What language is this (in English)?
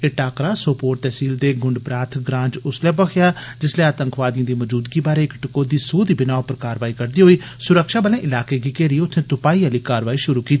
Dogri